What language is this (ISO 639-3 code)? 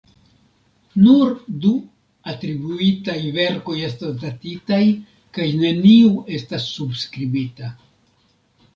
epo